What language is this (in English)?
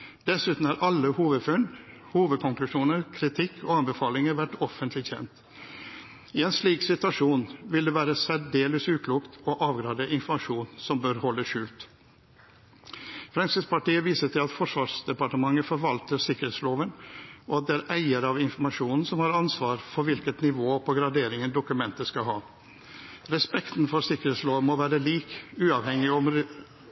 Norwegian Bokmål